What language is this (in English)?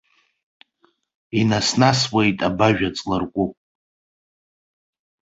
Abkhazian